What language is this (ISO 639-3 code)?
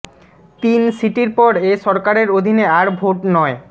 ben